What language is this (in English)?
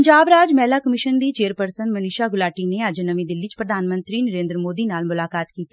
Punjabi